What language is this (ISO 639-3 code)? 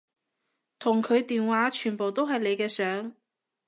yue